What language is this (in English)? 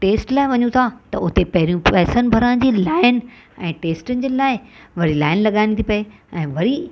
Sindhi